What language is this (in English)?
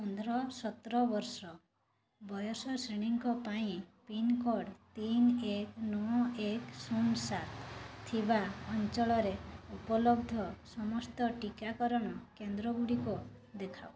Odia